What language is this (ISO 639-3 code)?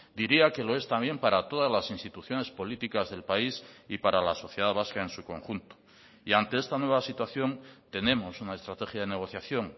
spa